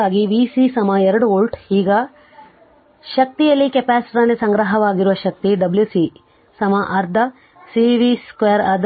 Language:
Kannada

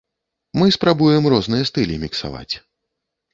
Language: Belarusian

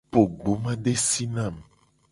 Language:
Gen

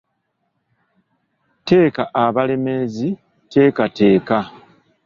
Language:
Ganda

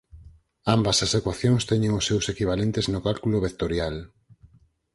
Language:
Galician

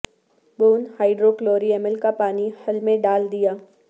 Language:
Urdu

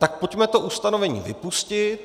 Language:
Czech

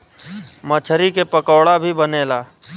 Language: Bhojpuri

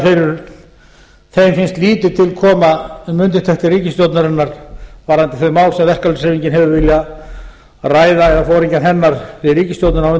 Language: Icelandic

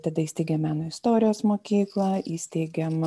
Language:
Lithuanian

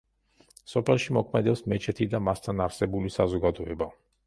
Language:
Georgian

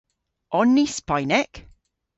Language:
Cornish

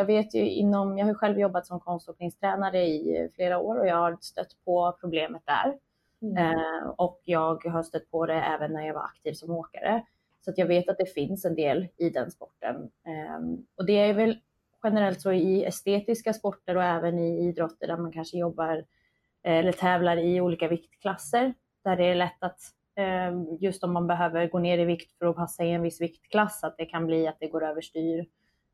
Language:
Swedish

